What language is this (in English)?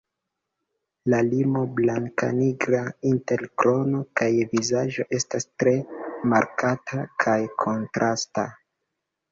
Esperanto